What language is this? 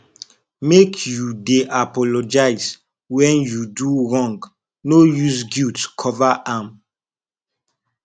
Nigerian Pidgin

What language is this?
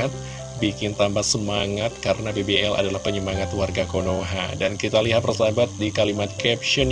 Indonesian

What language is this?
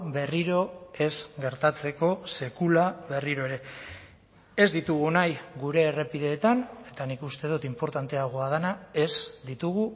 Basque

